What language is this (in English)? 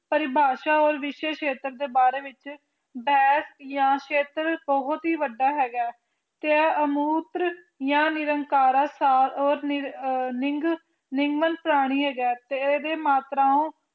Punjabi